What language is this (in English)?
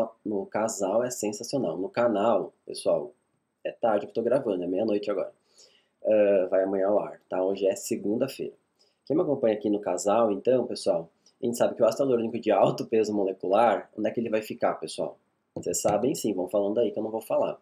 Portuguese